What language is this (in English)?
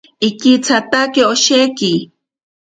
Ashéninka Perené